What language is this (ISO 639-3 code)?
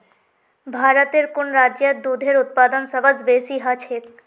mag